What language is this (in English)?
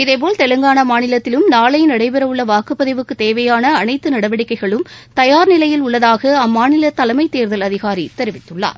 Tamil